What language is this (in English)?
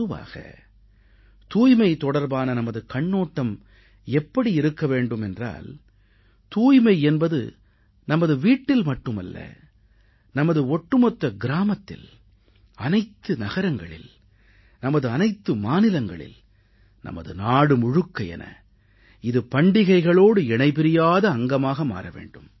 Tamil